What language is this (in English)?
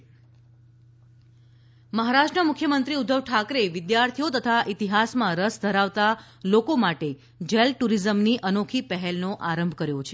Gujarati